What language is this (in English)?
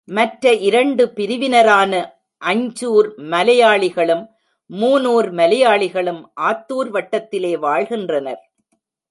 Tamil